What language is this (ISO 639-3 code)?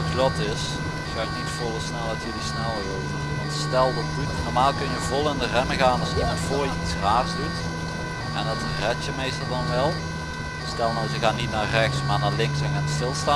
nld